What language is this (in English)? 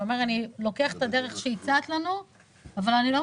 Hebrew